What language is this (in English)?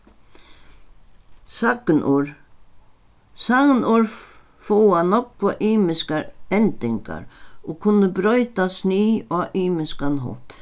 Faroese